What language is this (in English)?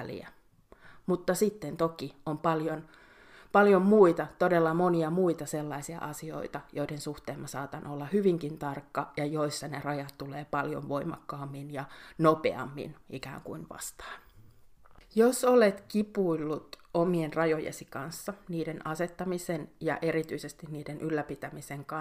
Finnish